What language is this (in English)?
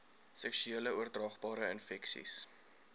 Afrikaans